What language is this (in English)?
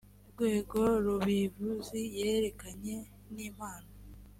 Kinyarwanda